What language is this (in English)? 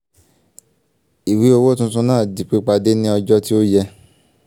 Yoruba